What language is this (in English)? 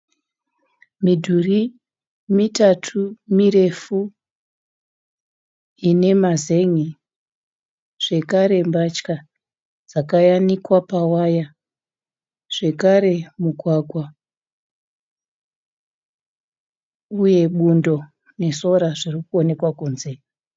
Shona